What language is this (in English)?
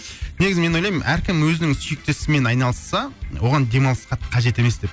Kazakh